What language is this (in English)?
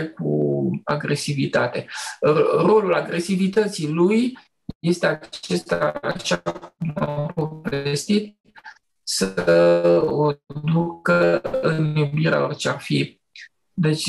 Romanian